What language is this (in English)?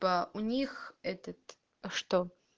Russian